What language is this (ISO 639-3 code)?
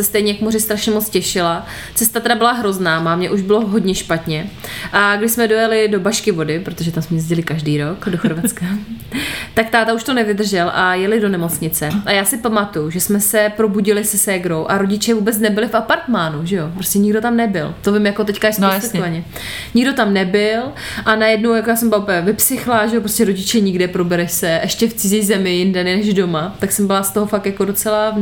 ces